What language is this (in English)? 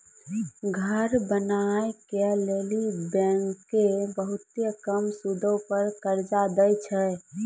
Maithili